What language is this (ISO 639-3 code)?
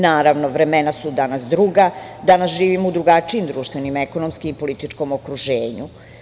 srp